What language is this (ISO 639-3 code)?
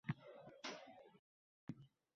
uzb